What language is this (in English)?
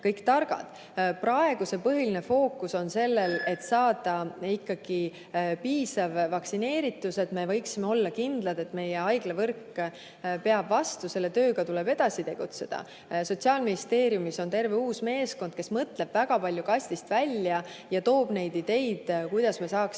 Estonian